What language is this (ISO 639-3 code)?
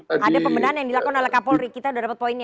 ind